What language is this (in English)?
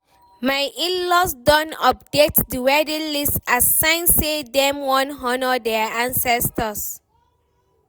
Nigerian Pidgin